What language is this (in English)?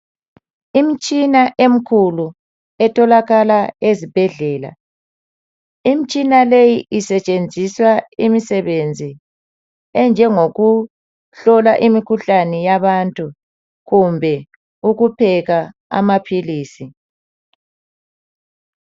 North Ndebele